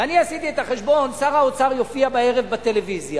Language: Hebrew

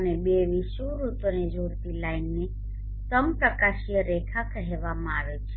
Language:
Gujarati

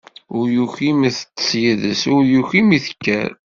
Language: Kabyle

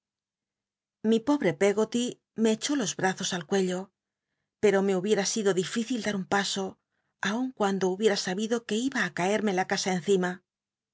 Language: Spanish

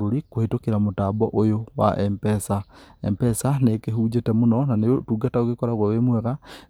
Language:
Kikuyu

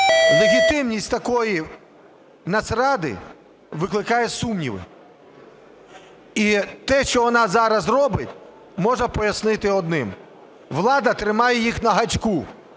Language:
Ukrainian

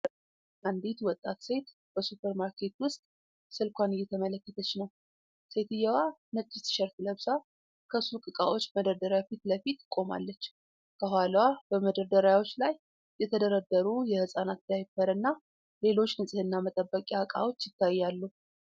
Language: Amharic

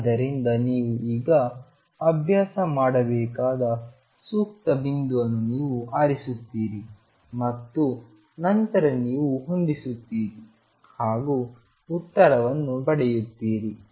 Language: Kannada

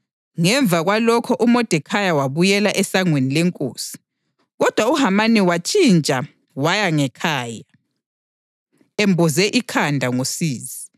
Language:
North Ndebele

